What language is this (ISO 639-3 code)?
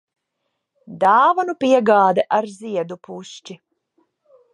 lav